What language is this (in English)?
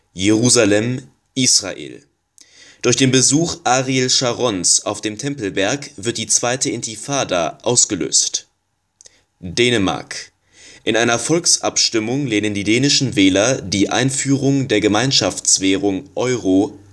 German